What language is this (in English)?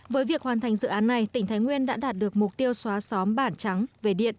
Vietnamese